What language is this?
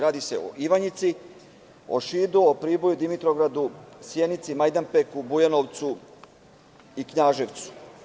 Serbian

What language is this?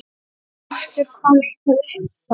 Icelandic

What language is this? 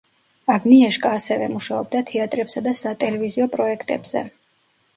Georgian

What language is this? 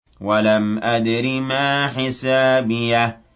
Arabic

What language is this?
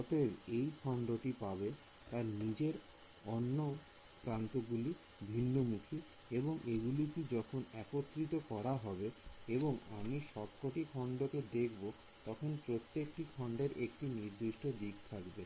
Bangla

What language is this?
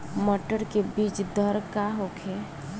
Bhojpuri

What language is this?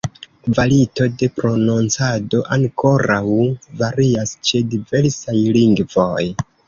Esperanto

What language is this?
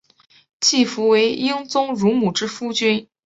Chinese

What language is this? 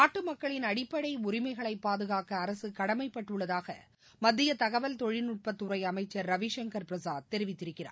Tamil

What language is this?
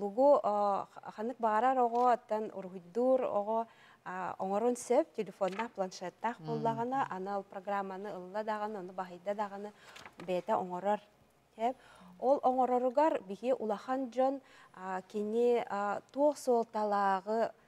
Turkish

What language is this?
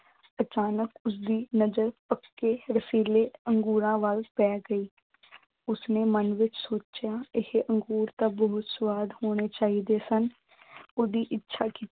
Punjabi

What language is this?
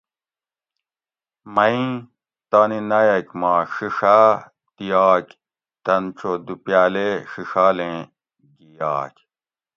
Gawri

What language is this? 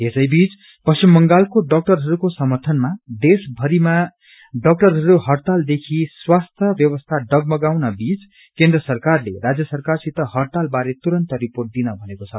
Nepali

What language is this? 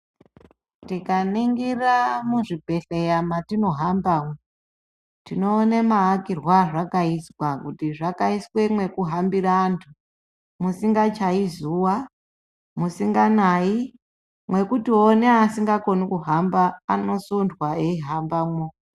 Ndau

